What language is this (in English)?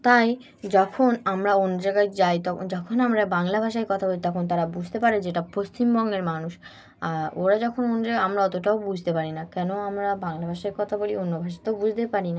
Bangla